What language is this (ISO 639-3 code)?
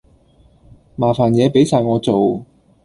yue